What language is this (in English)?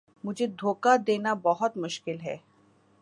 Urdu